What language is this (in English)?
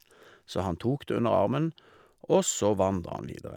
Norwegian